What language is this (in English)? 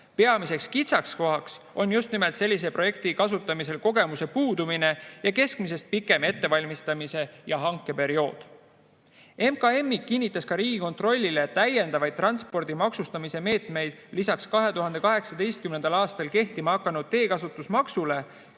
Estonian